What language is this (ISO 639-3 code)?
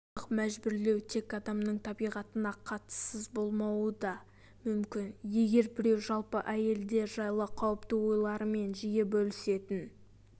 kaz